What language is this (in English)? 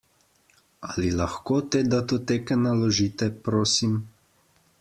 Slovenian